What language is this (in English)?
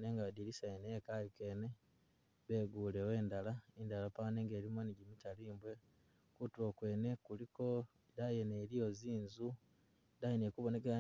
Masaaba